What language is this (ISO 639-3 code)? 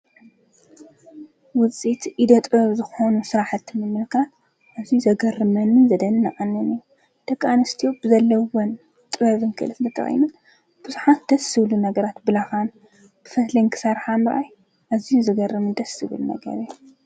tir